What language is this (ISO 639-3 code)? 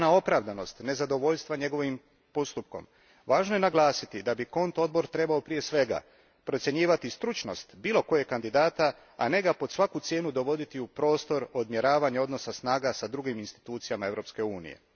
hrv